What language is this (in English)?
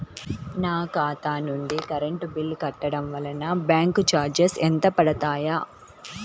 Telugu